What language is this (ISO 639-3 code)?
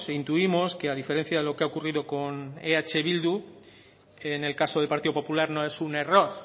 spa